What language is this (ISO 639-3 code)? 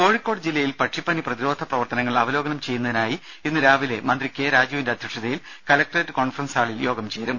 mal